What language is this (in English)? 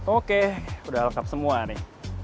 Indonesian